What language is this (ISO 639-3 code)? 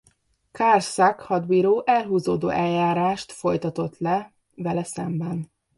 hun